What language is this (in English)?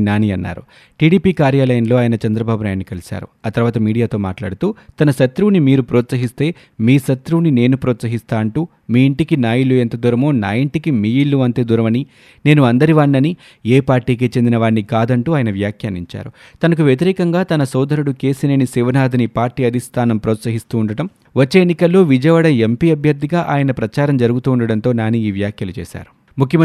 Telugu